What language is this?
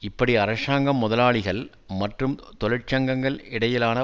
Tamil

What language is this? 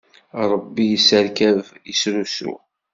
Kabyle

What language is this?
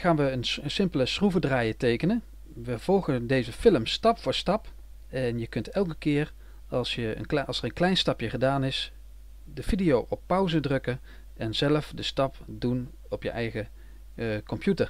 Dutch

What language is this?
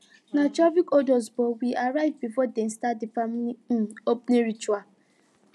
Nigerian Pidgin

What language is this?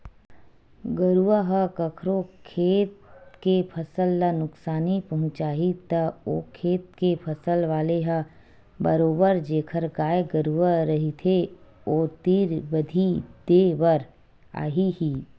Chhattisgarhi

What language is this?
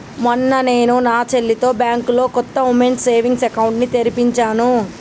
Telugu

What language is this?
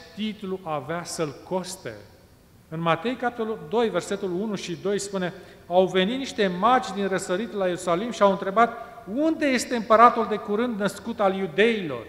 Romanian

